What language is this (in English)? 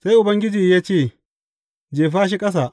Hausa